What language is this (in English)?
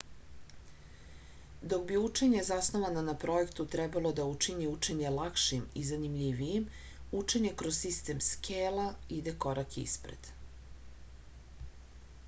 Serbian